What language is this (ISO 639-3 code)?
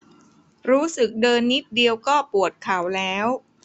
tha